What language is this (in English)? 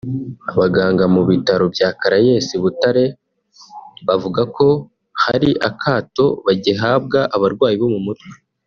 Kinyarwanda